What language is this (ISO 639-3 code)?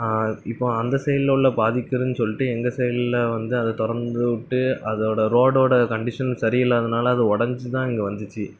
tam